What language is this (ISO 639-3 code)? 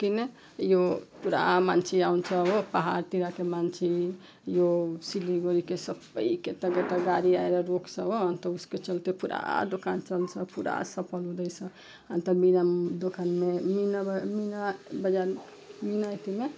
nep